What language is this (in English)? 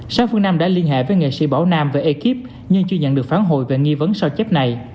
Vietnamese